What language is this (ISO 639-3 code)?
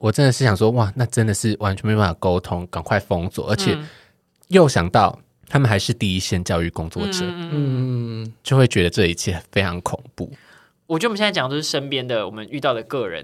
zho